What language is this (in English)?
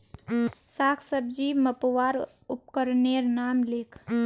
Magahi